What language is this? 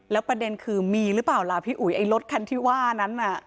Thai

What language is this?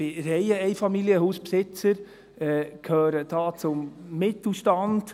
Swiss German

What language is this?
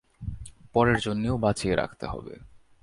Bangla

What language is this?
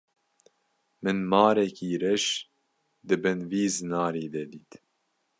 Kurdish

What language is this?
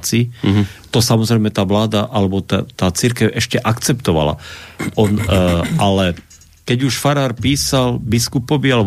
Slovak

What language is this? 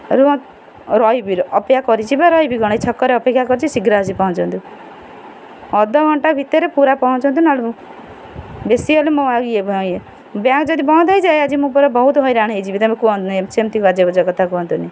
Odia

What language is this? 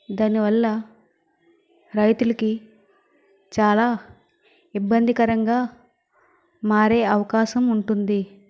Telugu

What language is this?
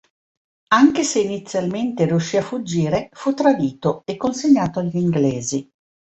Italian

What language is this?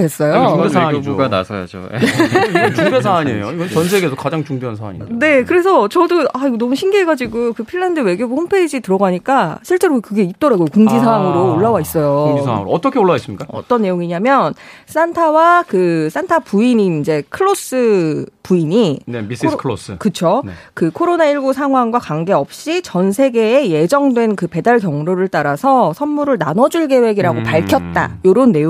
Korean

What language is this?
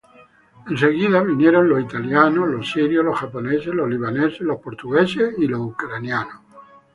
Spanish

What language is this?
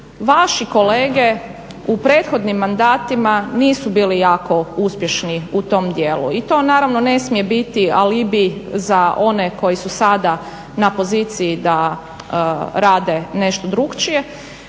Croatian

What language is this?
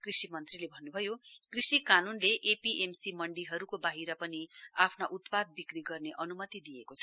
Nepali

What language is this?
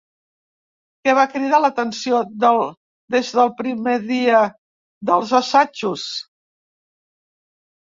Catalan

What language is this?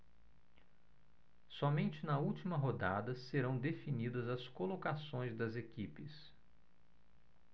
Portuguese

